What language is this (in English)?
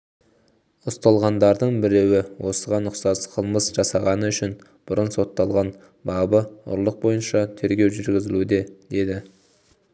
Kazakh